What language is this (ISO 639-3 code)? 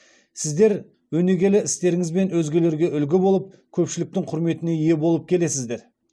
kaz